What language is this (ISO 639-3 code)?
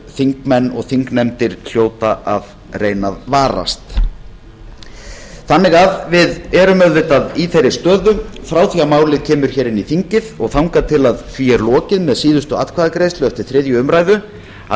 isl